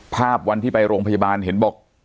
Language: Thai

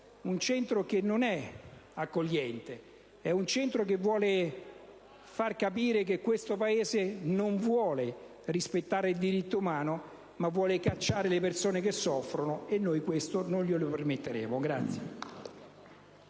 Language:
Italian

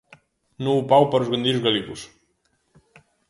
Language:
Galician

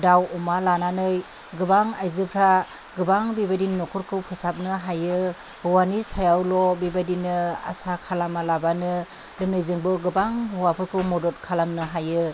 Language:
Bodo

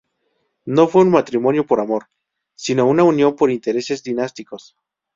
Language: Spanish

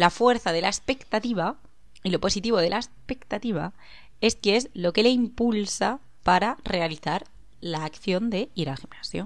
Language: Spanish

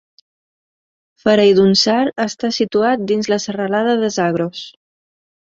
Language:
Catalan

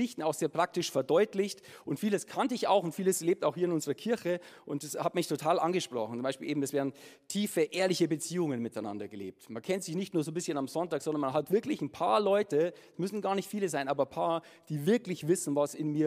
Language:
German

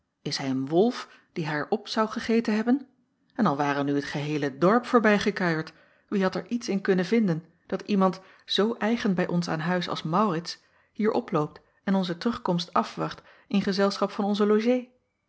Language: Dutch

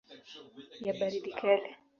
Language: Swahili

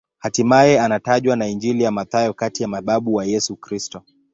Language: Swahili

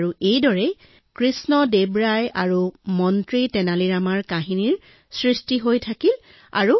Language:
Assamese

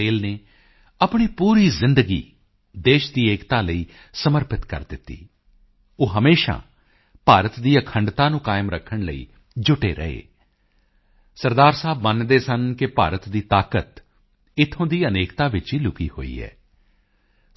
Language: Punjabi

